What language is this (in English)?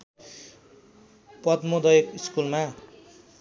Nepali